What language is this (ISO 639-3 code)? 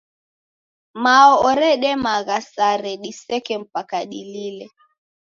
dav